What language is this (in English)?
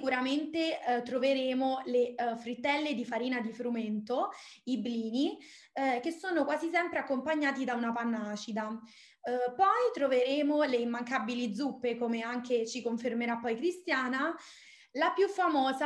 Italian